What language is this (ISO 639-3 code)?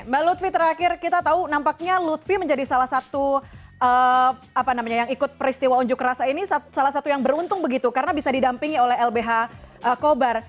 ind